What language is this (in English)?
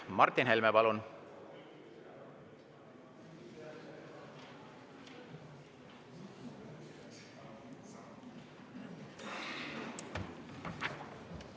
Estonian